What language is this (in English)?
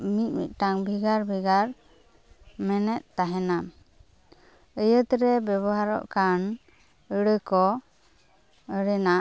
Santali